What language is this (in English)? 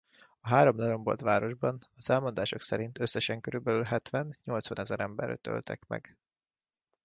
Hungarian